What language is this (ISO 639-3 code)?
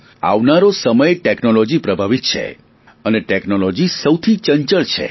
guj